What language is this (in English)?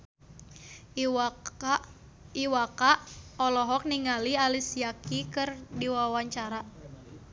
Sundanese